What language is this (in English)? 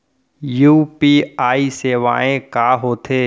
Chhattisgarhi